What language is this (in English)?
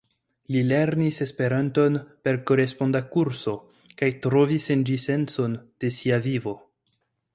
Esperanto